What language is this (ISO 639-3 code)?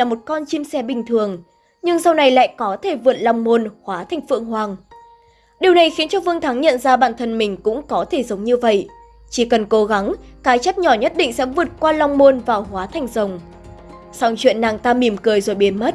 vie